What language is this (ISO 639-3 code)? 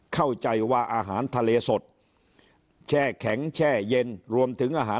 tha